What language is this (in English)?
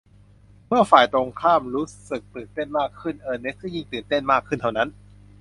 Thai